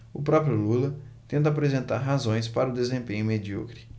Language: Portuguese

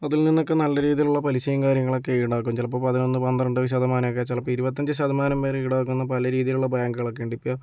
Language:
Malayalam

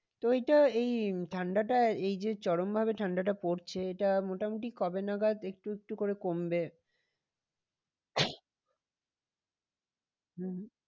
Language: Bangla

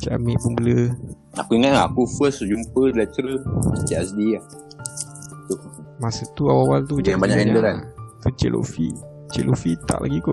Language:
Malay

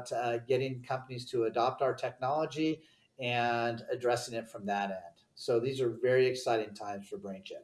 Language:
English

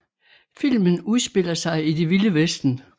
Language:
Danish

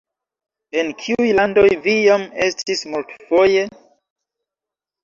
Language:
Esperanto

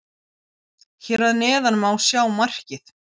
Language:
Icelandic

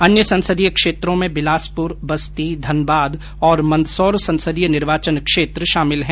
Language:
Hindi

